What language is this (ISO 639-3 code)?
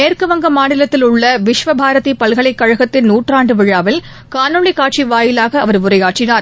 tam